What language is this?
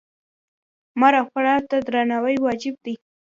Pashto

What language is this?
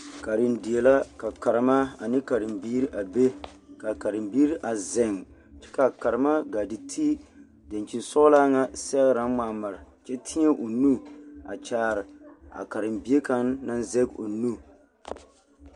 Southern Dagaare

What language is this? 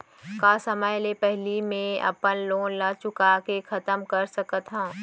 Chhattisgarhi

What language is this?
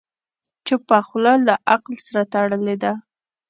Pashto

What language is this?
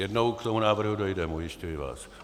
Czech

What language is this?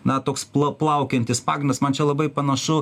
Lithuanian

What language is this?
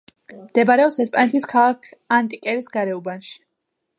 Georgian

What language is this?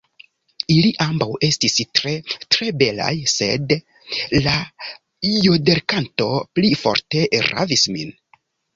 Esperanto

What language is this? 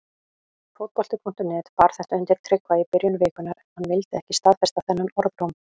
Icelandic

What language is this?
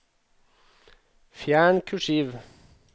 Norwegian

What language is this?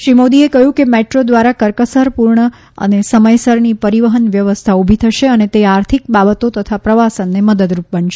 Gujarati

